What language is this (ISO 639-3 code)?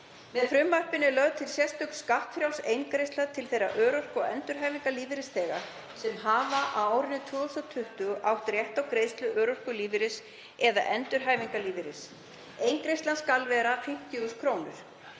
isl